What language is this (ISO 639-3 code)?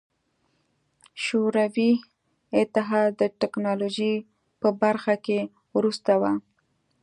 pus